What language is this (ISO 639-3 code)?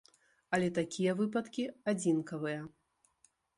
bel